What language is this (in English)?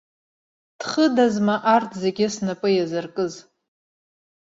Abkhazian